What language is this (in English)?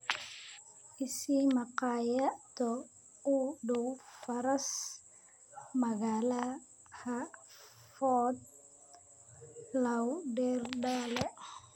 Somali